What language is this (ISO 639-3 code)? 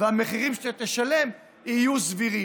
heb